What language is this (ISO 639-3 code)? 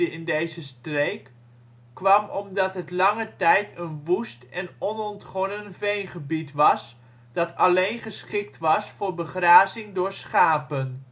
nld